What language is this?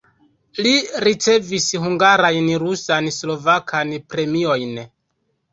Esperanto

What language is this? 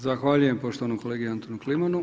Croatian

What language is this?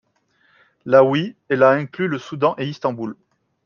French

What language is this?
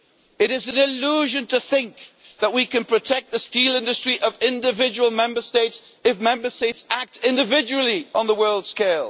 English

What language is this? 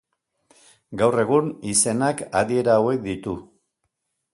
Basque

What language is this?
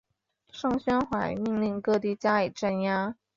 Chinese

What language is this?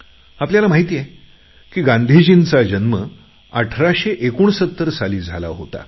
Marathi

